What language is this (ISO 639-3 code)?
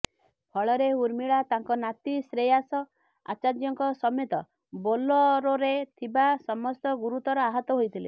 ori